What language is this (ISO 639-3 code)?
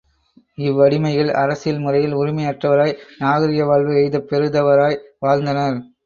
tam